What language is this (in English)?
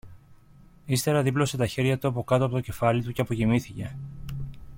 Greek